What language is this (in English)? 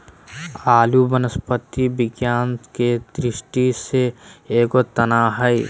Magahi